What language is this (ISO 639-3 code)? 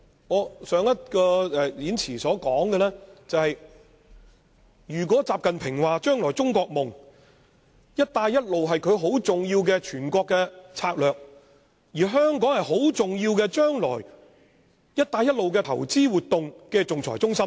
yue